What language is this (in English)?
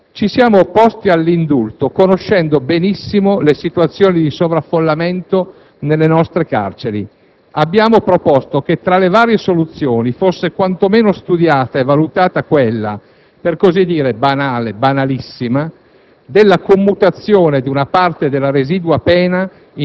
Italian